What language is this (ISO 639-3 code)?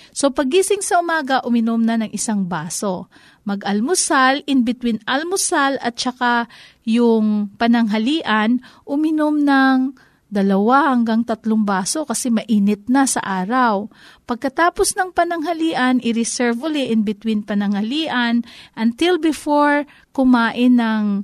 fil